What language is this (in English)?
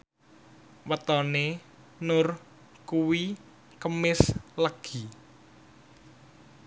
Javanese